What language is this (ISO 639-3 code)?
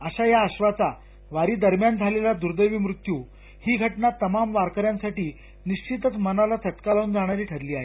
mar